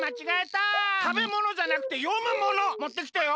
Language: Japanese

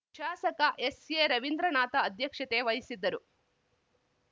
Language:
Kannada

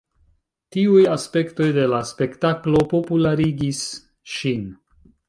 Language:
Esperanto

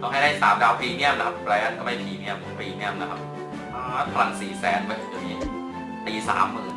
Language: Thai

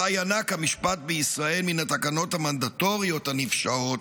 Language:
Hebrew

